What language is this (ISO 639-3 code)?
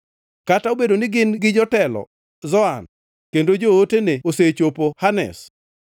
luo